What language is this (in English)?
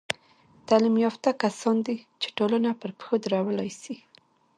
Pashto